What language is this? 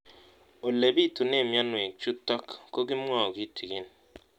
Kalenjin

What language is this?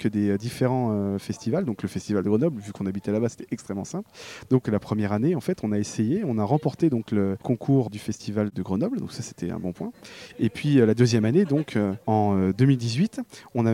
French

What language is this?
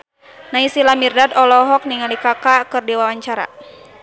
Sundanese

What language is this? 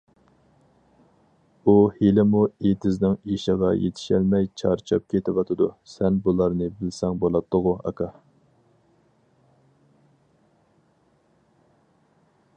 Uyghur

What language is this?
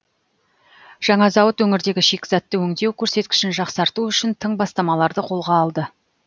Kazakh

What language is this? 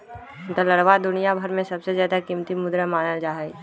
Magahi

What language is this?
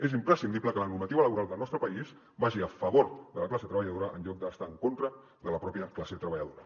Catalan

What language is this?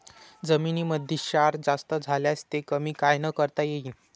Marathi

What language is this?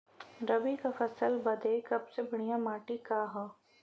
Bhojpuri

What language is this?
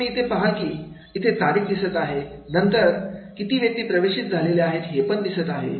Marathi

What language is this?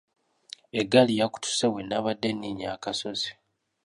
Ganda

